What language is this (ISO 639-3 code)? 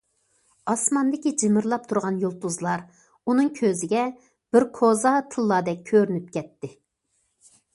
uig